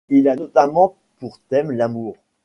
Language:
French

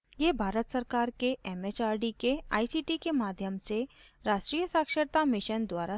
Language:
Hindi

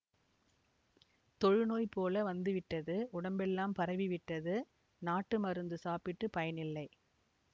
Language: Tamil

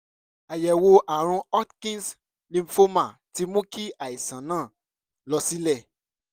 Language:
Yoruba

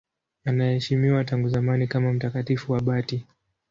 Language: Swahili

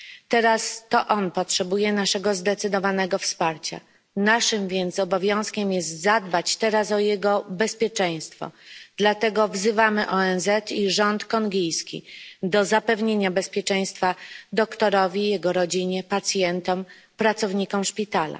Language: Polish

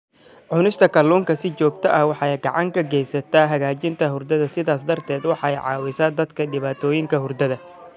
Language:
Somali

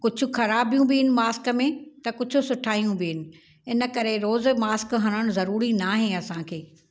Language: Sindhi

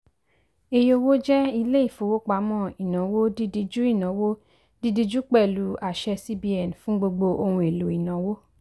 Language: Yoruba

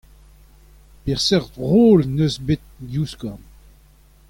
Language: Breton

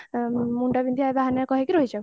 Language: Odia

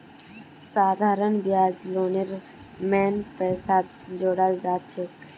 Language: Magahi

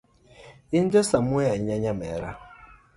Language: Luo (Kenya and Tanzania)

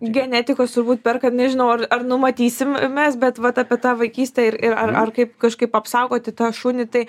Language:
Lithuanian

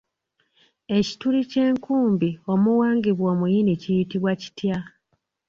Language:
Ganda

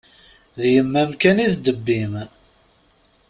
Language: Kabyle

